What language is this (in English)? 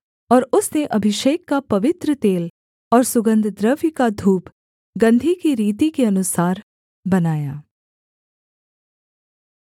Hindi